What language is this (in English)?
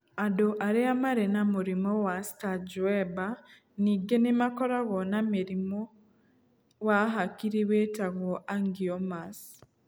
Kikuyu